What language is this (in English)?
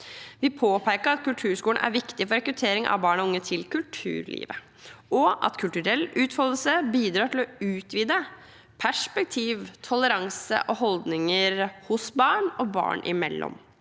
Norwegian